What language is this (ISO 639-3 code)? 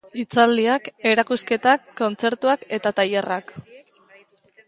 eus